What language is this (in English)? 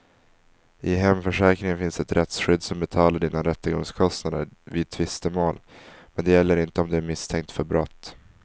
Swedish